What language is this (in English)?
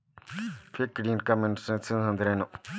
Kannada